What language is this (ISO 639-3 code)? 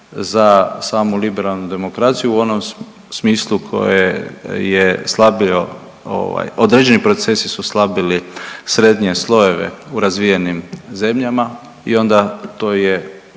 hrv